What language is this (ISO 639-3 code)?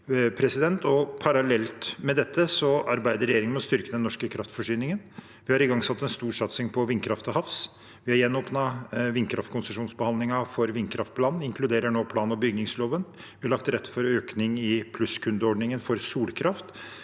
nor